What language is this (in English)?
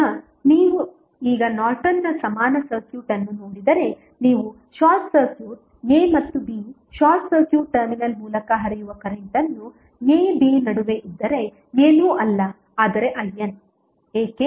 Kannada